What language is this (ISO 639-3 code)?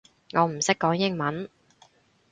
yue